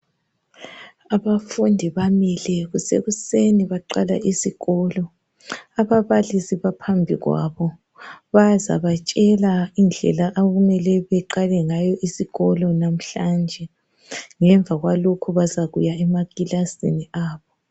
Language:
North Ndebele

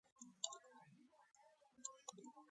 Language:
Georgian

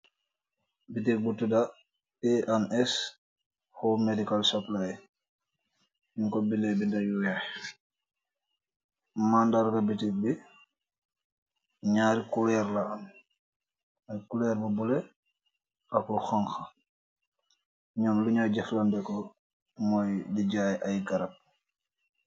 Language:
Wolof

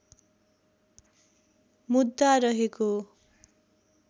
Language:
Nepali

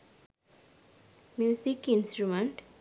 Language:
Sinhala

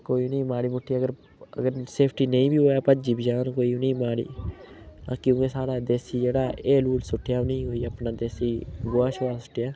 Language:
Dogri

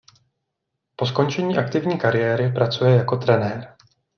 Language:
Czech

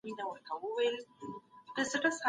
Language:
Pashto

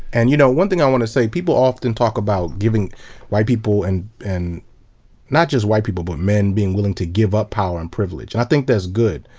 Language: English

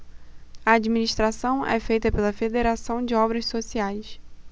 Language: Portuguese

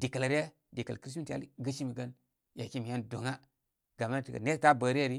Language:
Koma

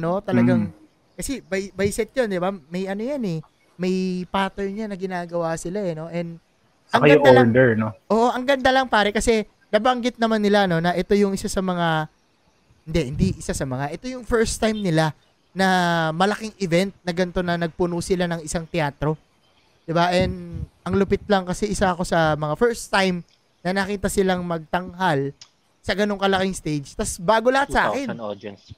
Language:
Filipino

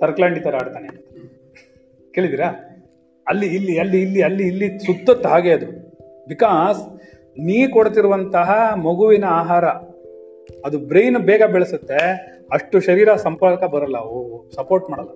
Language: Kannada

